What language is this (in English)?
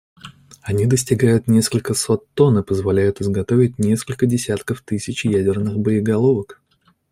Russian